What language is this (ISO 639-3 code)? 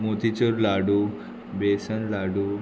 kok